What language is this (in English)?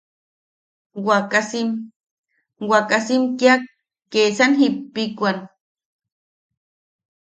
Yaqui